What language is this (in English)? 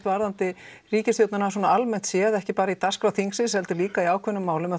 Icelandic